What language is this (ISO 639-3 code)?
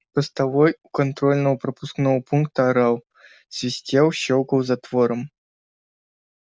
rus